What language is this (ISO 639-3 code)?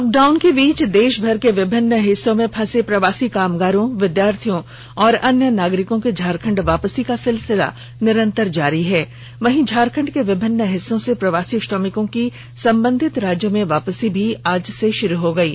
hin